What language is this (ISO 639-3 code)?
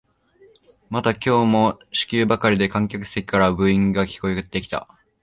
jpn